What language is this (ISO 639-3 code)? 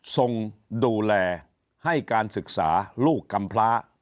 tha